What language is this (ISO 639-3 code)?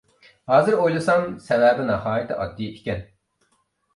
uig